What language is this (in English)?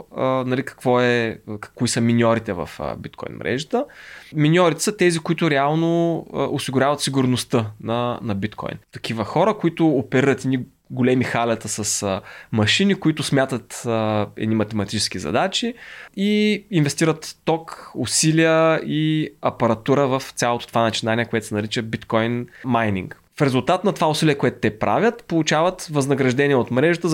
Bulgarian